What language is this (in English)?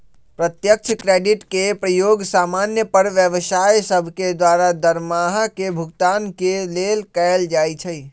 Magahi